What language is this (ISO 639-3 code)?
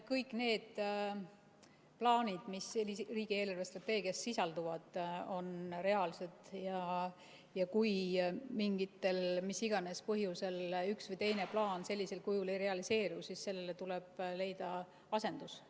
est